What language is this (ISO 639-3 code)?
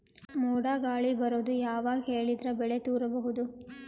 kan